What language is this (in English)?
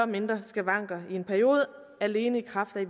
Danish